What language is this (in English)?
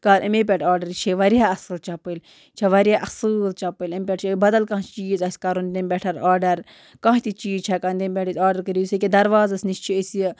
Kashmiri